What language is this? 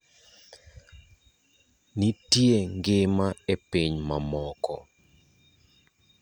Luo (Kenya and Tanzania)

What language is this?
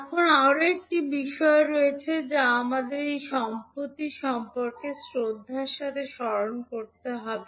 Bangla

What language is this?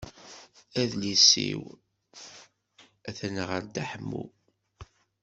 Kabyle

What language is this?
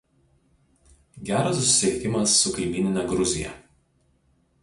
Lithuanian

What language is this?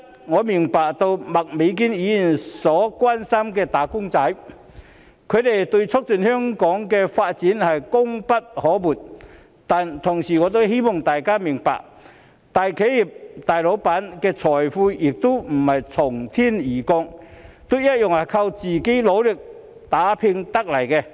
Cantonese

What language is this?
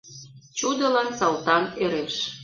Mari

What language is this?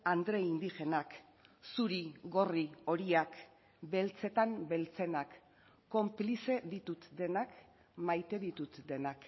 Basque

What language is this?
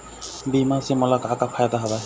Chhattisgarhi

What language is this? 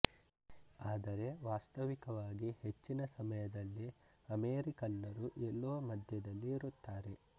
Kannada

